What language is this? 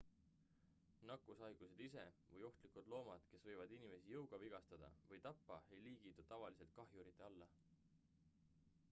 Estonian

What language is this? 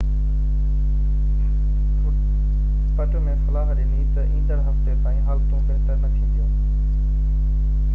Sindhi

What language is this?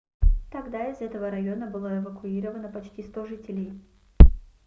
Russian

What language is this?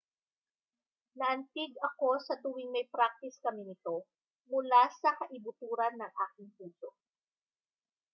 Filipino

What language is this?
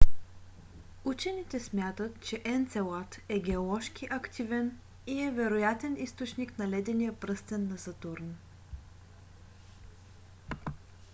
Bulgarian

